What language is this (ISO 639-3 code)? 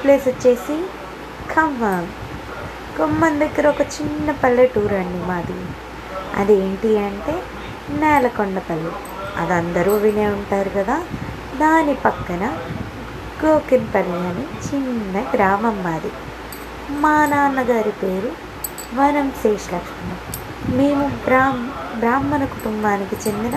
tel